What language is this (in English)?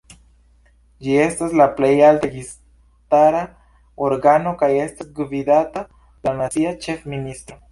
Esperanto